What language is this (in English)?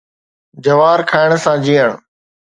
Sindhi